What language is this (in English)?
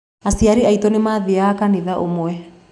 Kikuyu